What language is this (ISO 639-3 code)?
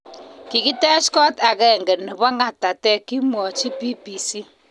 kln